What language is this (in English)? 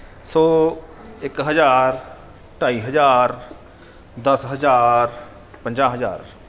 Punjabi